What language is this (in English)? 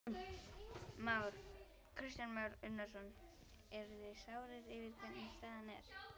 Icelandic